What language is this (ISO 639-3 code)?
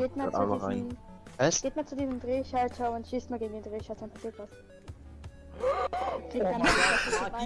deu